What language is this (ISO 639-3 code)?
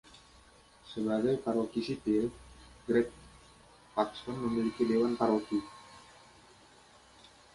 ind